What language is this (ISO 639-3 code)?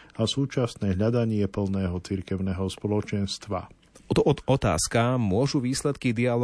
slk